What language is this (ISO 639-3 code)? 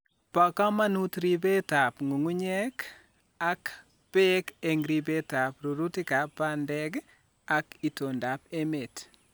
kln